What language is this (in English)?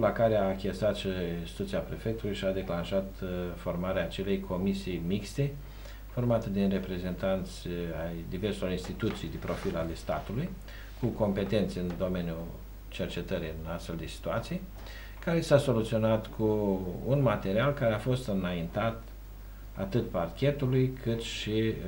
Romanian